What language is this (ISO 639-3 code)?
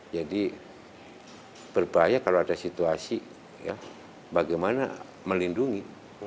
ind